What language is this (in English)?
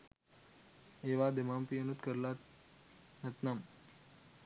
Sinhala